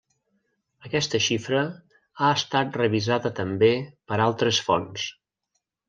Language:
Catalan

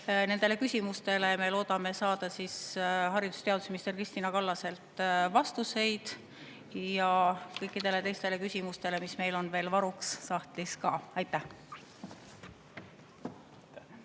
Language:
Estonian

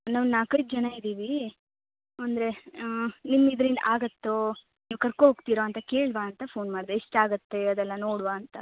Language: Kannada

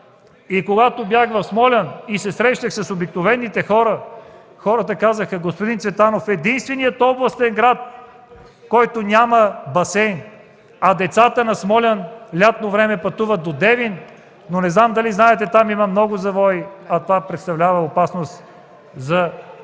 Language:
Bulgarian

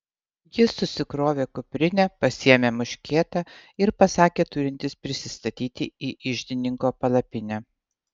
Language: Lithuanian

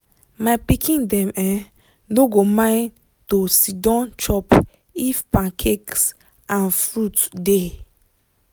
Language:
Nigerian Pidgin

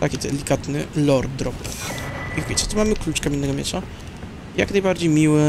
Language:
Polish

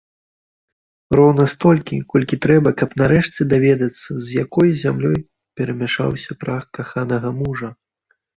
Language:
Belarusian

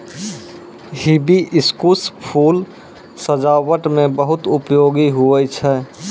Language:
Maithili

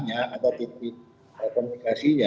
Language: Indonesian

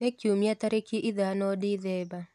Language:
Kikuyu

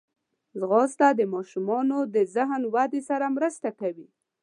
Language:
Pashto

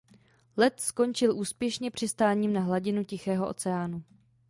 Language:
Czech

